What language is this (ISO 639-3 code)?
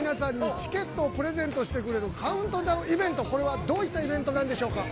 jpn